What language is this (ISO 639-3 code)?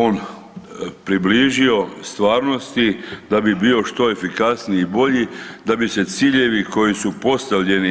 hrv